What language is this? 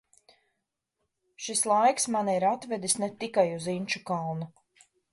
Latvian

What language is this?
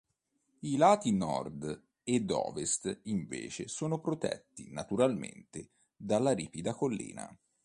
Italian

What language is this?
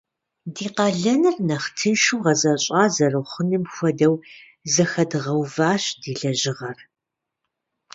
Kabardian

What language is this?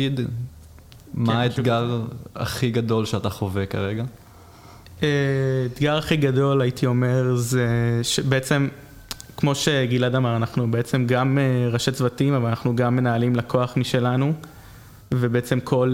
Hebrew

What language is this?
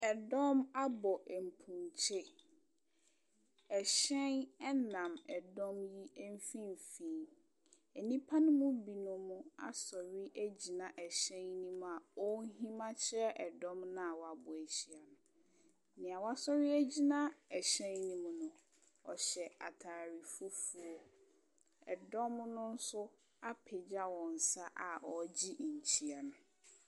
Akan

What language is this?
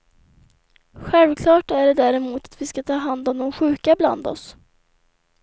Swedish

